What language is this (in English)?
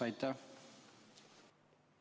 Estonian